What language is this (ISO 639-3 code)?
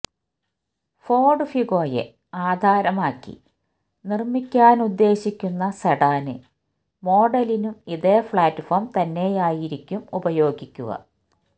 mal